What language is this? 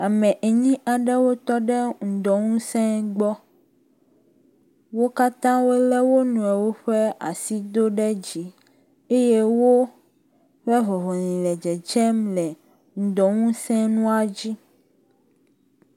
Ewe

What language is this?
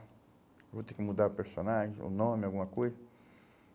Portuguese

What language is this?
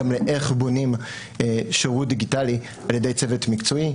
Hebrew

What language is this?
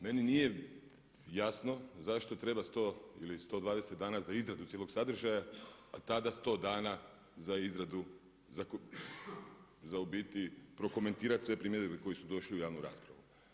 Croatian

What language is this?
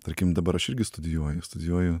Lithuanian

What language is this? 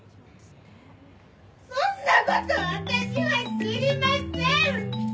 Japanese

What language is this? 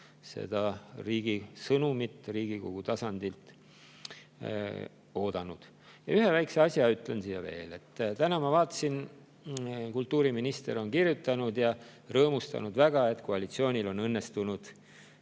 Estonian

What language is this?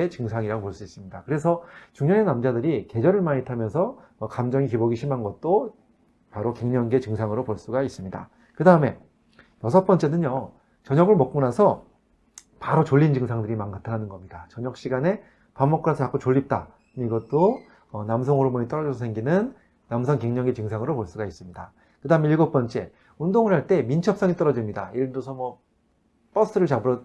Korean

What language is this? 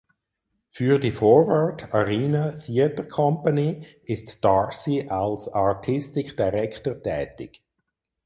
German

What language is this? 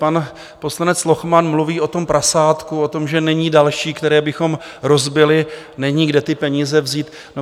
Czech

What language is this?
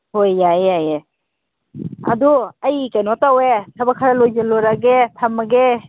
Manipuri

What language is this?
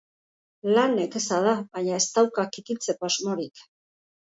Basque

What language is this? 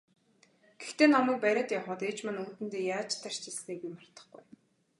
Mongolian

